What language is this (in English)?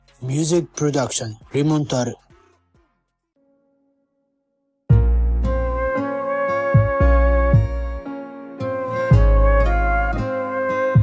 Korean